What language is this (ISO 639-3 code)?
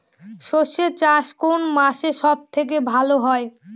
ben